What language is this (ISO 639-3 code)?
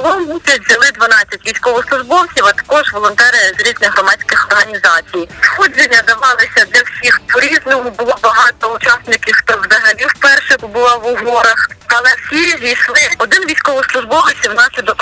ukr